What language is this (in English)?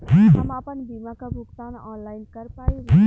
Bhojpuri